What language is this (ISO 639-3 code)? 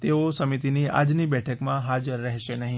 guj